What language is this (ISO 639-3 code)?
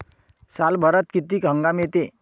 mar